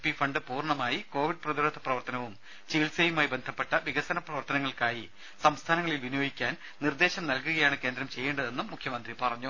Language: Malayalam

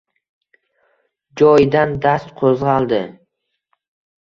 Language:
Uzbek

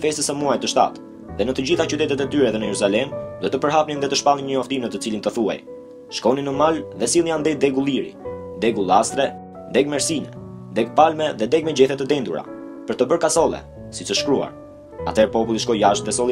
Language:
Romanian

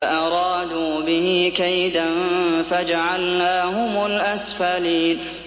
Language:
Arabic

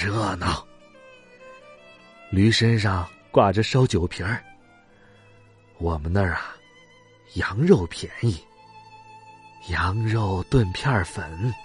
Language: Chinese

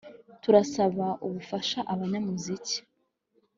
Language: Kinyarwanda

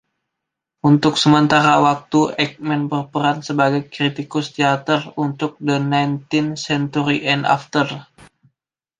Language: Indonesian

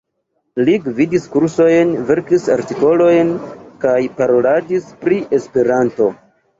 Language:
Esperanto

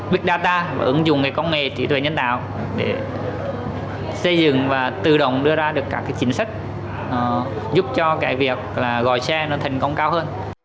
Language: Vietnamese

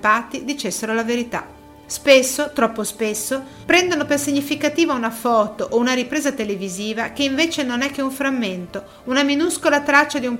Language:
Italian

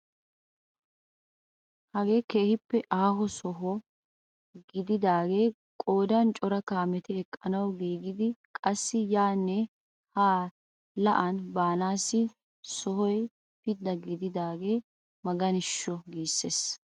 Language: Wolaytta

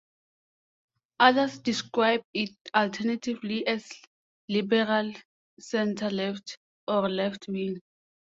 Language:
English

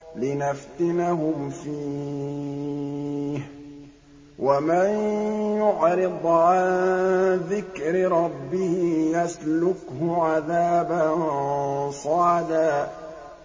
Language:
Arabic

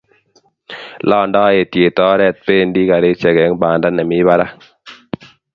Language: Kalenjin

